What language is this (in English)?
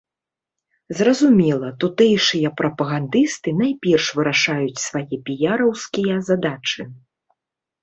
Belarusian